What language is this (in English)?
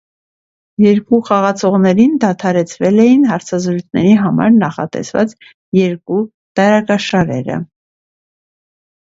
Armenian